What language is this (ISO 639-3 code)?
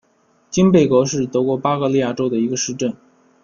zho